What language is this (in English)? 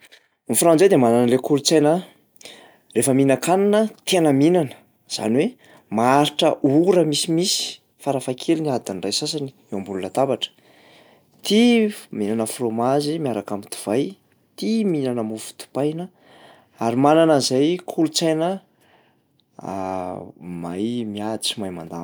Malagasy